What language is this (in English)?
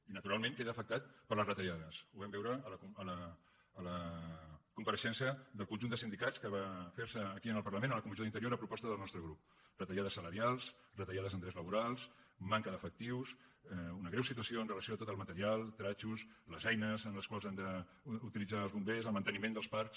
Catalan